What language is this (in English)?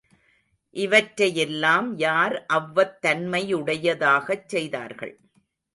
Tamil